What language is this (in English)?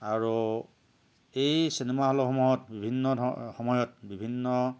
Assamese